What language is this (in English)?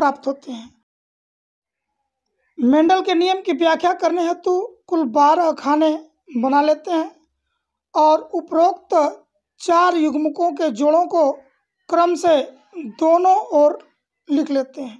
Hindi